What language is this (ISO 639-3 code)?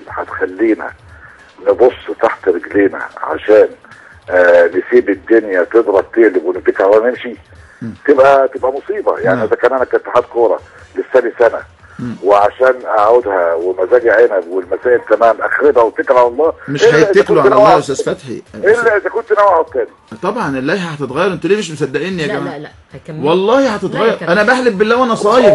ara